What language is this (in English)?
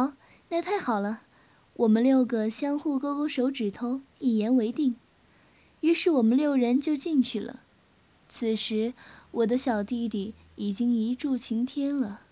Chinese